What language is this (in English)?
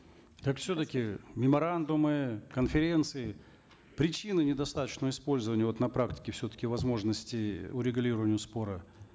Kazakh